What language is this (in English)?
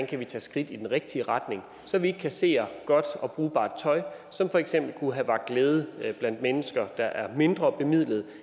Danish